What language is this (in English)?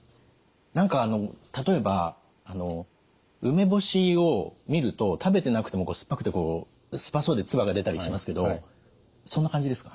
Japanese